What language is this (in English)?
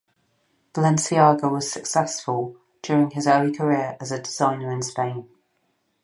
English